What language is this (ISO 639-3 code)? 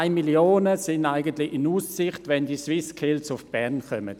gsw